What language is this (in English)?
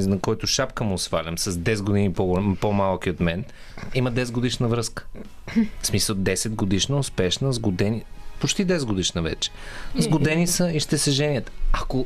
Bulgarian